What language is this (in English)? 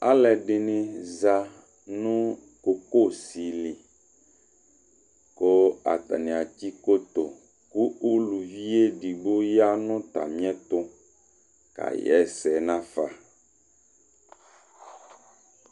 Ikposo